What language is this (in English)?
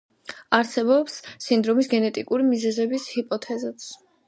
Georgian